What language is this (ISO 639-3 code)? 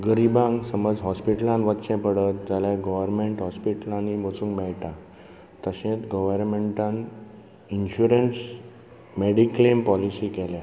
kok